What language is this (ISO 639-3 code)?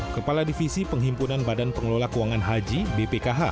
ind